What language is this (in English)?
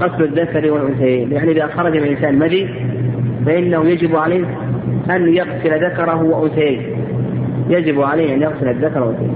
Arabic